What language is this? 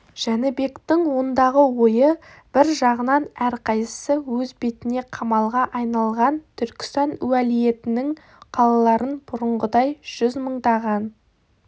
Kazakh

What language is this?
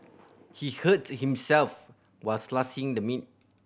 English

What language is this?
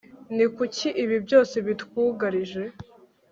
Kinyarwanda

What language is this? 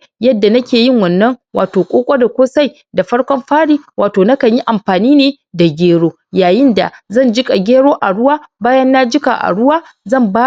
Hausa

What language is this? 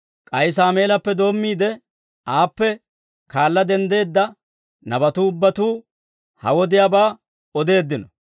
Dawro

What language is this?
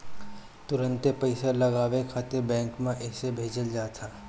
Bhojpuri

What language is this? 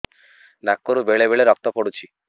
Odia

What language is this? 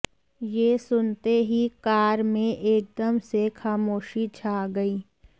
Hindi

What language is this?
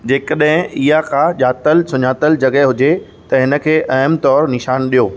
Sindhi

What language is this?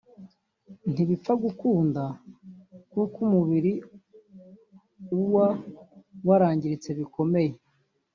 Kinyarwanda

